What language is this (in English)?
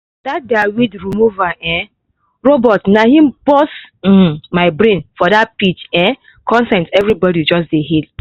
Nigerian Pidgin